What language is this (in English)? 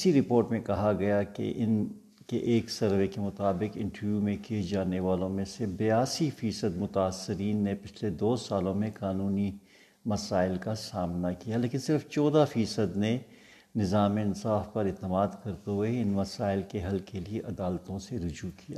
Urdu